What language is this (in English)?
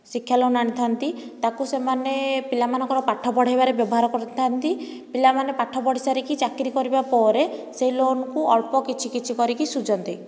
Odia